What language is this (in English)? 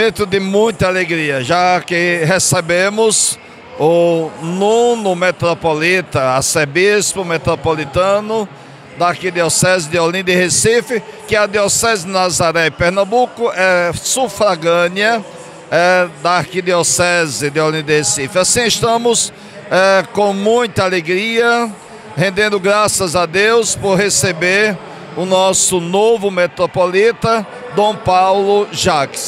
Portuguese